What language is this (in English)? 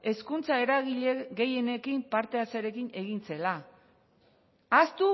Basque